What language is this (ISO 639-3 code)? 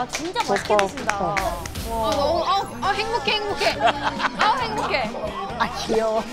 kor